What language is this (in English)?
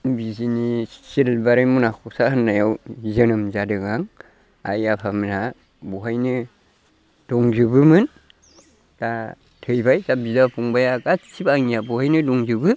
Bodo